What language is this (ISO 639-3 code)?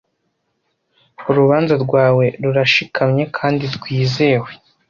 kin